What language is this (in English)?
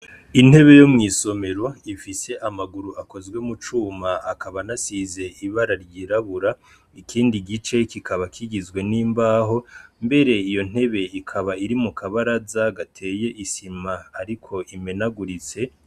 Rundi